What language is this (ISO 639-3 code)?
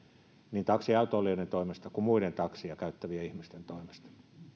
fin